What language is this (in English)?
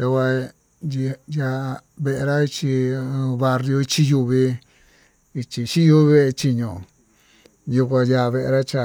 Tututepec Mixtec